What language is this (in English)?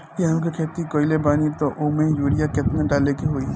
Bhojpuri